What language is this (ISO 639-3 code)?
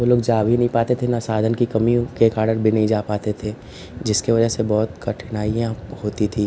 hin